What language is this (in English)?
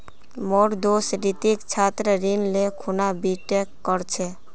Magahi